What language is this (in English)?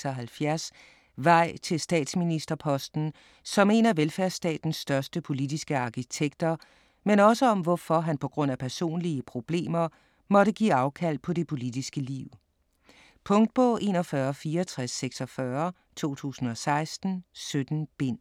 Danish